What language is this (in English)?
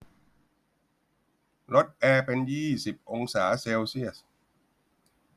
Thai